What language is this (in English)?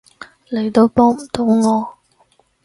Cantonese